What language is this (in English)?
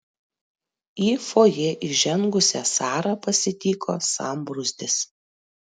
Lithuanian